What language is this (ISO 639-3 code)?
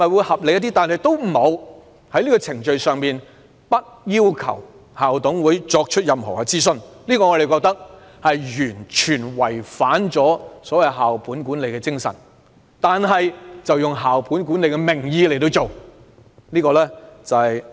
yue